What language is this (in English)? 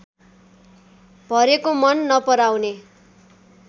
Nepali